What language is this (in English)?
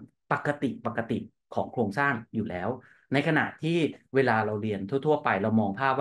Thai